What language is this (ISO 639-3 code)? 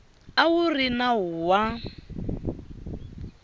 tso